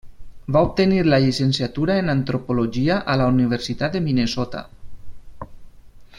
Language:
Catalan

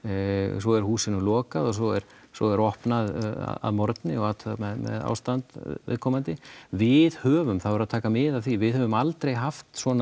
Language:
Icelandic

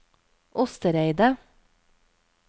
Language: Norwegian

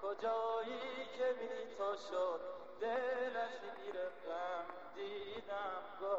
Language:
Persian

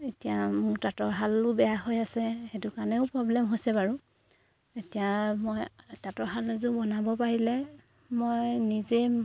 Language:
Assamese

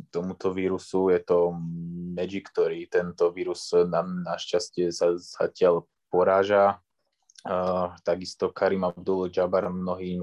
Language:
Slovak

